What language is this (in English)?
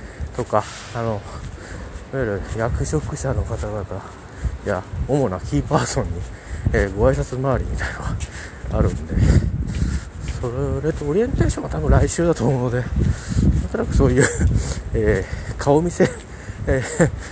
Japanese